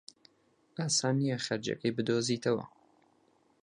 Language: Central Kurdish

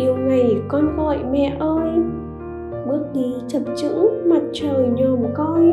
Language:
Vietnamese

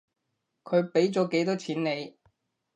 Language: Cantonese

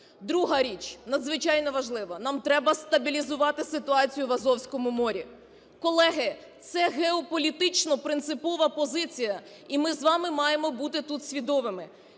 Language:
Ukrainian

